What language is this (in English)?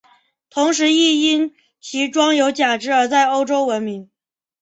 Chinese